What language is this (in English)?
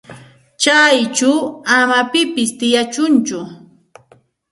Santa Ana de Tusi Pasco Quechua